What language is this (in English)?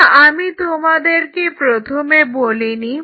Bangla